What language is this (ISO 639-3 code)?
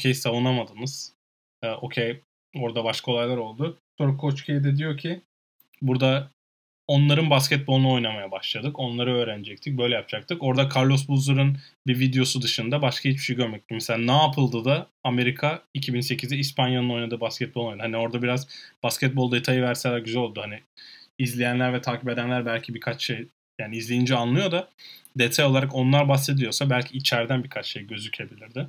tur